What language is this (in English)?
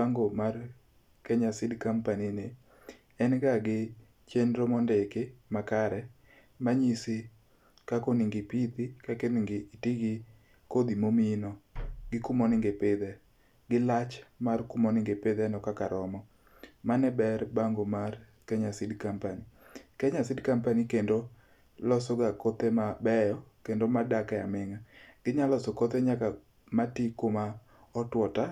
Luo (Kenya and Tanzania)